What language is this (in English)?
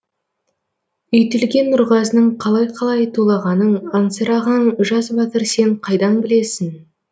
Kazakh